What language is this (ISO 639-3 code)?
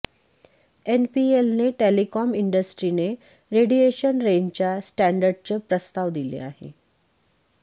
mar